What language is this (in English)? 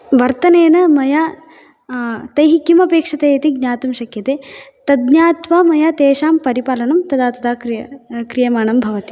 Sanskrit